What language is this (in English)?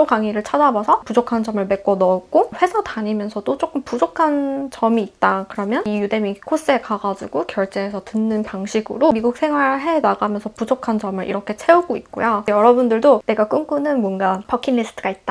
Korean